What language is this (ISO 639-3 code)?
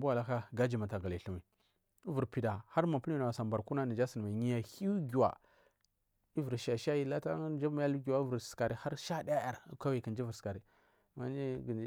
mfm